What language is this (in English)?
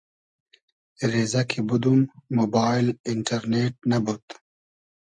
Hazaragi